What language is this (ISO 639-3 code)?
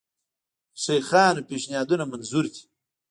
pus